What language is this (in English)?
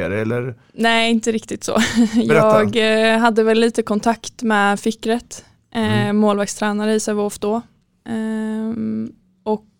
Swedish